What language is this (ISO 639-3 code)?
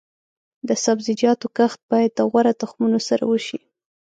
pus